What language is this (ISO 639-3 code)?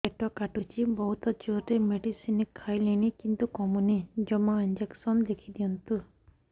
ori